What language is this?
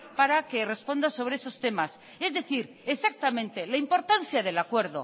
Spanish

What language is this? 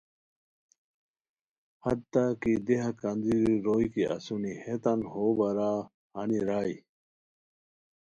Khowar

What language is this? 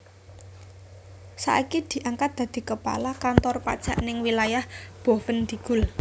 Javanese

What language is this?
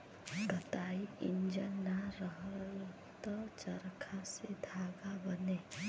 Bhojpuri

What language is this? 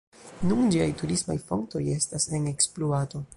Esperanto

